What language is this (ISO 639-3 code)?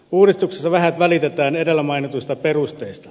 fin